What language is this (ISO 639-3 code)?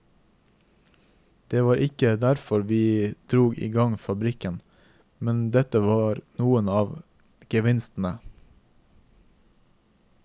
nor